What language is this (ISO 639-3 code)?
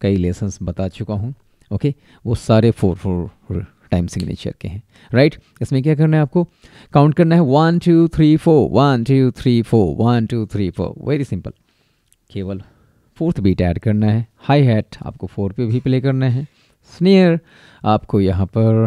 hin